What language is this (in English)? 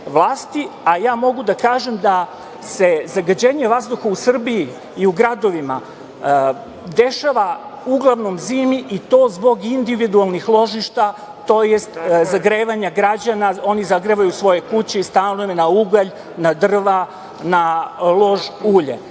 Serbian